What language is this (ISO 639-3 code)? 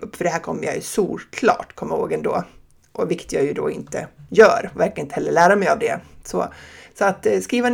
swe